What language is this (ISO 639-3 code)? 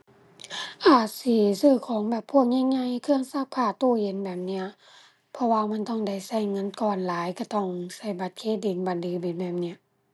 tha